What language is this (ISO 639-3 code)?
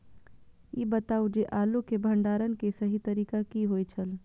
mai